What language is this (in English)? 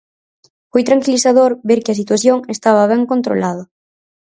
Galician